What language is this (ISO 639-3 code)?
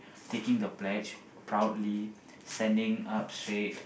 eng